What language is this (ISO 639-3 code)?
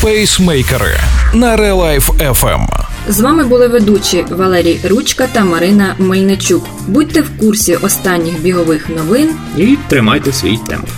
ukr